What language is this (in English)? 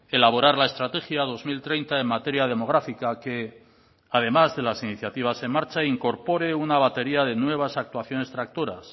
Spanish